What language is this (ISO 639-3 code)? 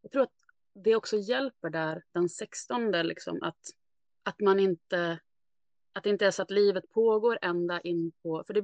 swe